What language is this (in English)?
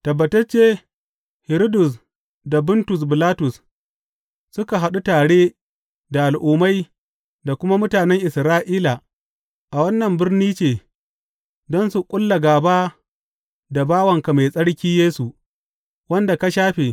Hausa